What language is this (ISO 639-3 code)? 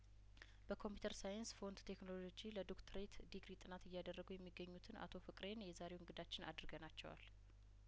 amh